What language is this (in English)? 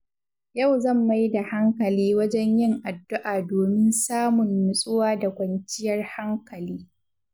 Hausa